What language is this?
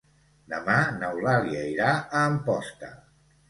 Catalan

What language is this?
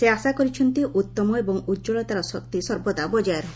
Odia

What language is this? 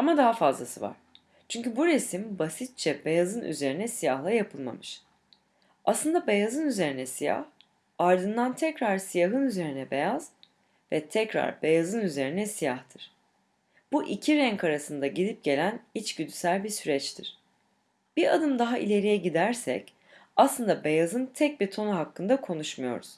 Turkish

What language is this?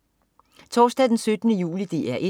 Danish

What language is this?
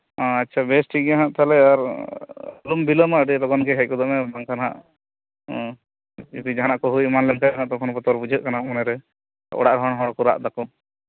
Santali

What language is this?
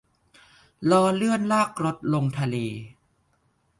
Thai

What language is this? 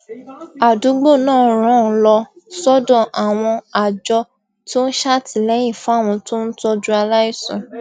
Yoruba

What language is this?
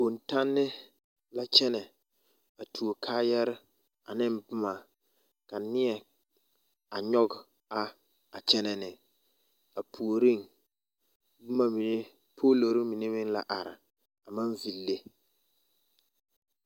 Southern Dagaare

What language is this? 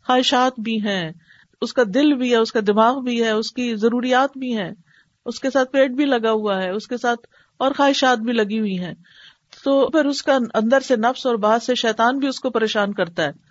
Urdu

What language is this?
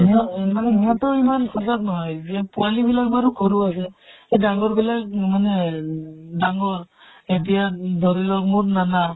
Assamese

